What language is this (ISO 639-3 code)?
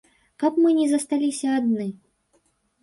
bel